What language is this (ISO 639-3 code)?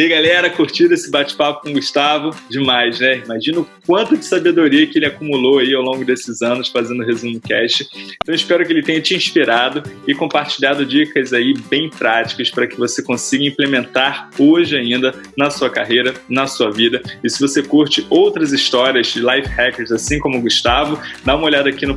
por